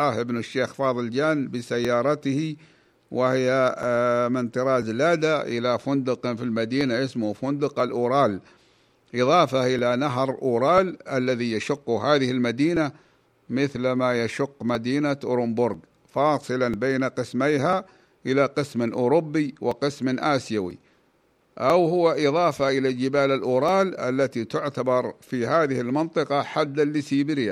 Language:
Arabic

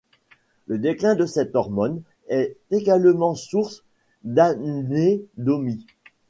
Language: French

